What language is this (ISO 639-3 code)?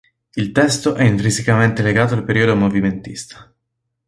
ita